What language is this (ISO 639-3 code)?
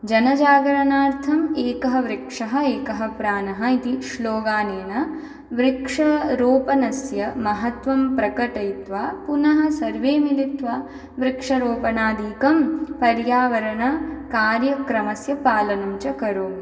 san